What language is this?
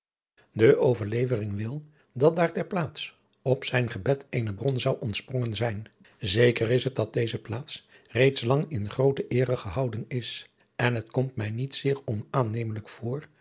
Dutch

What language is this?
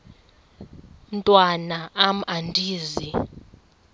Xhosa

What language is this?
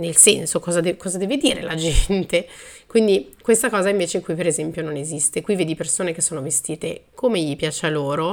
Italian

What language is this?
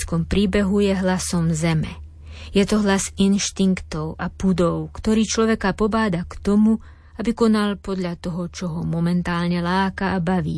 Slovak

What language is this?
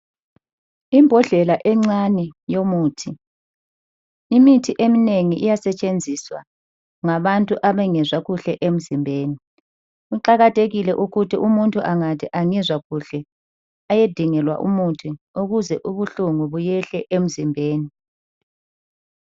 North Ndebele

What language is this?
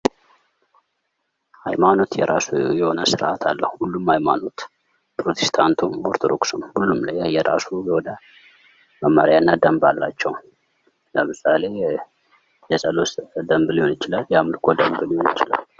Amharic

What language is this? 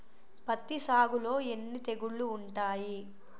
Telugu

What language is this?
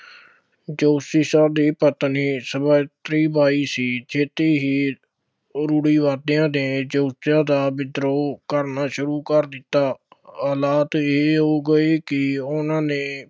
Punjabi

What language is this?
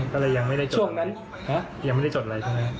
Thai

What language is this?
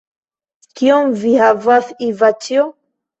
Esperanto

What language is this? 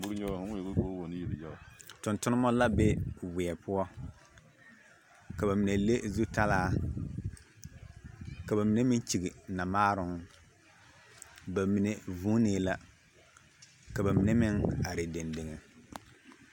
Southern Dagaare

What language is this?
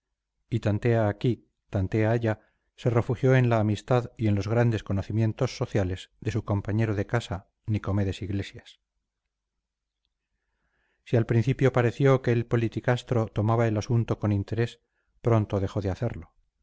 Spanish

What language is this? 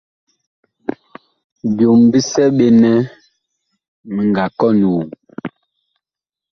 Bakoko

